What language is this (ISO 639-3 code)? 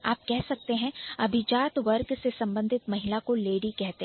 hin